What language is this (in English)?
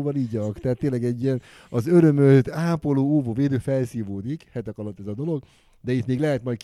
Hungarian